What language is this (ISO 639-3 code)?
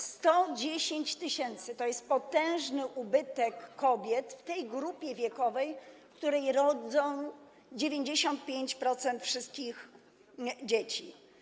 pol